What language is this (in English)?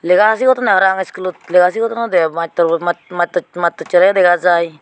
Chakma